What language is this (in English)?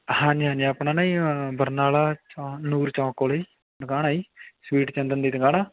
Punjabi